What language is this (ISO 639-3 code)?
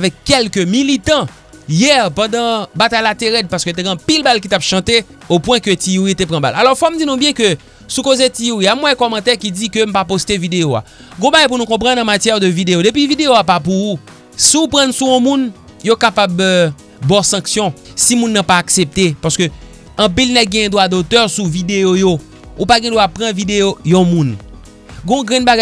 fra